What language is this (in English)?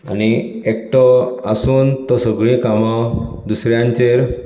Konkani